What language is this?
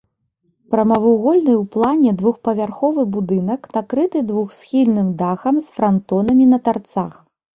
Belarusian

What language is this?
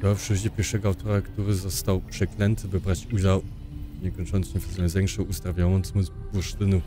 Polish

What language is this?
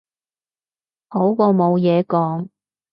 Cantonese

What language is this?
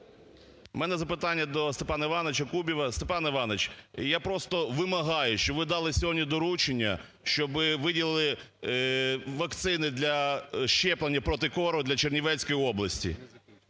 Ukrainian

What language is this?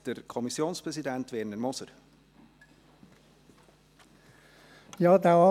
Swiss German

